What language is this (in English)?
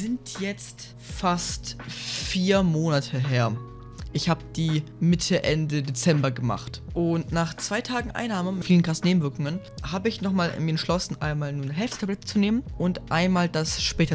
German